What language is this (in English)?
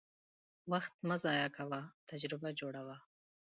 Pashto